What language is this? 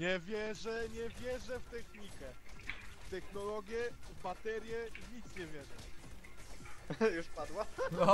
Polish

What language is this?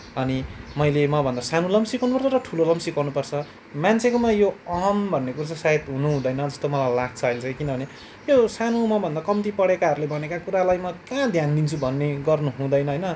Nepali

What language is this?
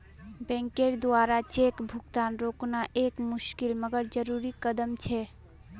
Magahi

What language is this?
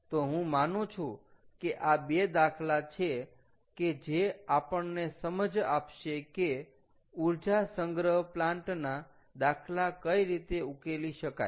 Gujarati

